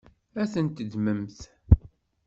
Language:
Kabyle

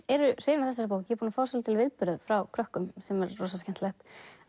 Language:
Icelandic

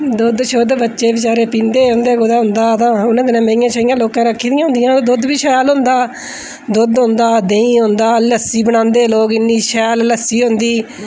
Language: Dogri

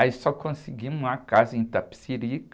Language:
Portuguese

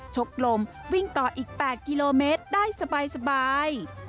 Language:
Thai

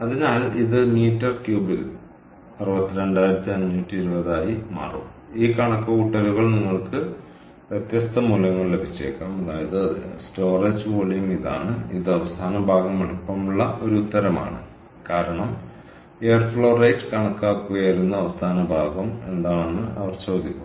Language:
Malayalam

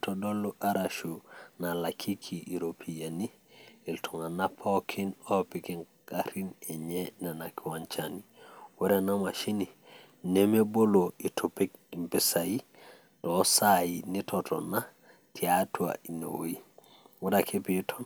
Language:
Masai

